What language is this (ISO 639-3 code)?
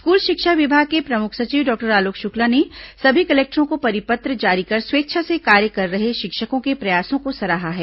hin